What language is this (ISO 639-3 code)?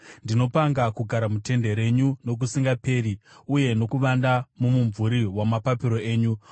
sna